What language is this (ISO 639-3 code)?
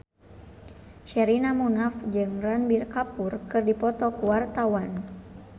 sun